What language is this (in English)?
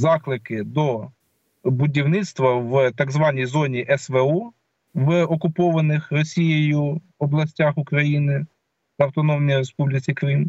Ukrainian